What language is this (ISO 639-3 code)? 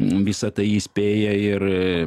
lit